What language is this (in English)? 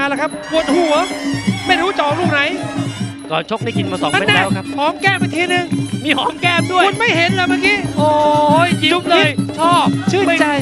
Thai